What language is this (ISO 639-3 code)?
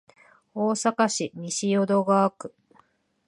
jpn